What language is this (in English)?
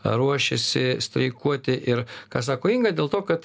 Lithuanian